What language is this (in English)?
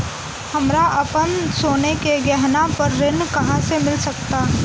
Bhojpuri